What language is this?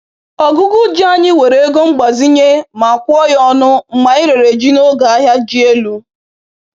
Igbo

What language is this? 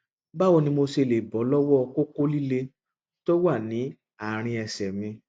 Yoruba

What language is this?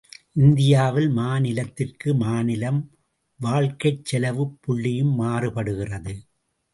Tamil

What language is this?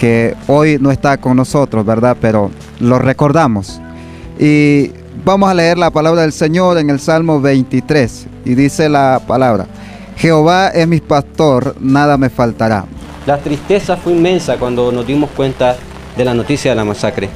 Spanish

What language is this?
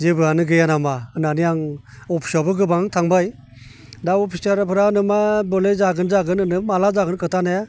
Bodo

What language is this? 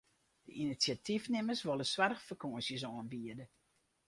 Western Frisian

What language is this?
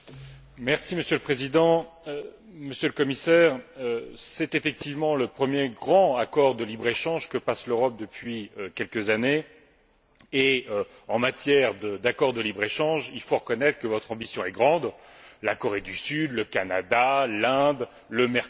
French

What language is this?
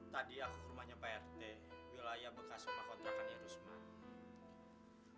Indonesian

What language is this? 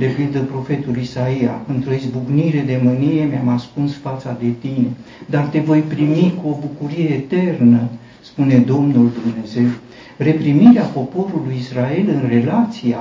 Romanian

